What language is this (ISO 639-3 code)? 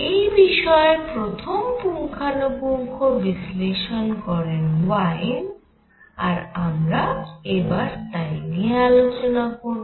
ben